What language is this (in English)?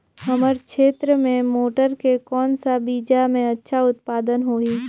Chhattisgarhi